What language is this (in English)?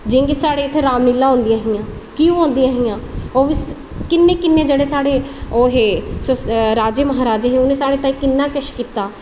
Dogri